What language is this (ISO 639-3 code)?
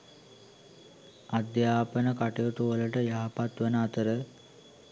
sin